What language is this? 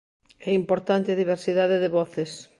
Galician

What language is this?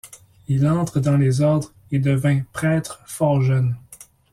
French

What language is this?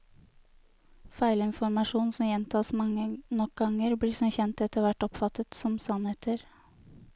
Norwegian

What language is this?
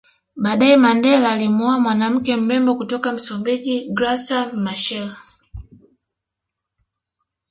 Swahili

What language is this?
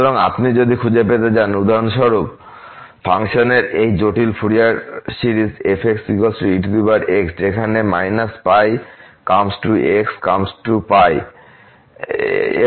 Bangla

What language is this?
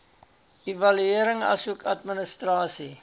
Afrikaans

